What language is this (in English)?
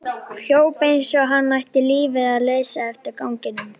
Icelandic